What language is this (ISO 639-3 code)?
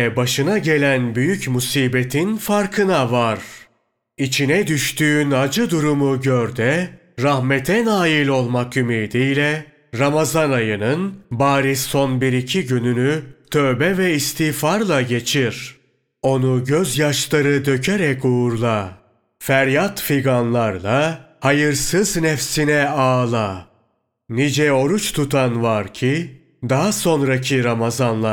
tur